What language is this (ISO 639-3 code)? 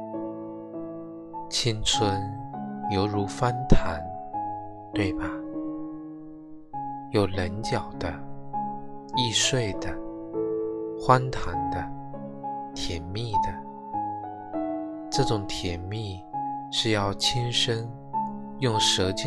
zho